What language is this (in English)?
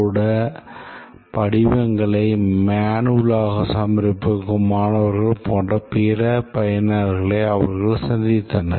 Tamil